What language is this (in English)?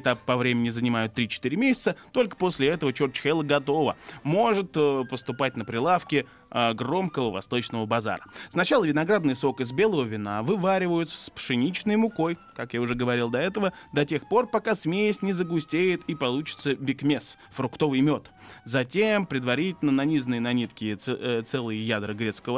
Russian